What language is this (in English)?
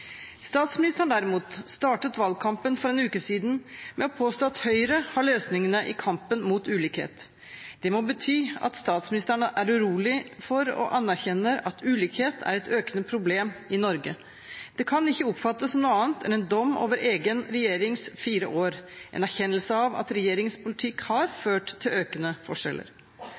Norwegian Bokmål